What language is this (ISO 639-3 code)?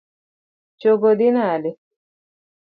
luo